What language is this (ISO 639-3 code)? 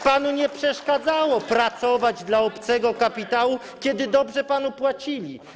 pol